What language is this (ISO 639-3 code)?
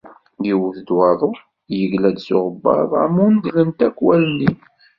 kab